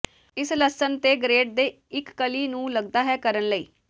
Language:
Punjabi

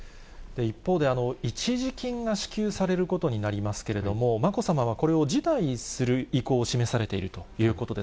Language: Japanese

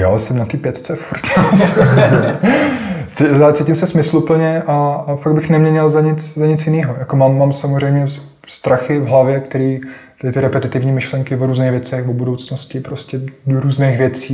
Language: Czech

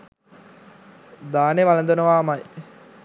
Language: Sinhala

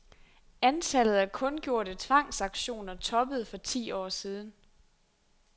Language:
Danish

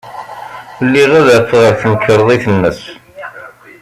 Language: Kabyle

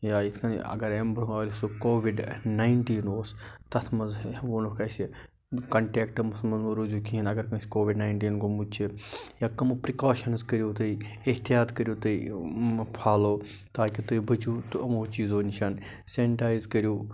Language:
Kashmiri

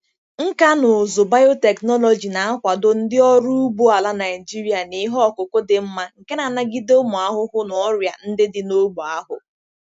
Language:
Igbo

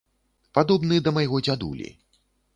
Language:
Belarusian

